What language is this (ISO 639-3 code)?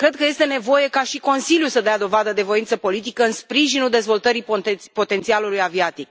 ron